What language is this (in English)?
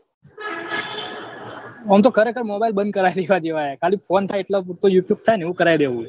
Gujarati